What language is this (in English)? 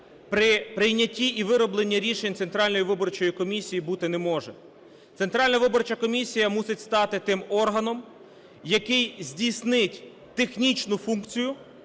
Ukrainian